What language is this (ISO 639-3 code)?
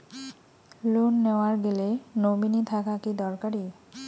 ben